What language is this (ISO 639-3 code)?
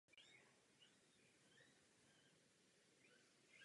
ces